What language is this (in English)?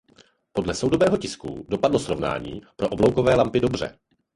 Czech